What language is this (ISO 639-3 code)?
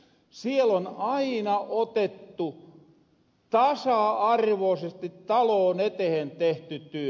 fin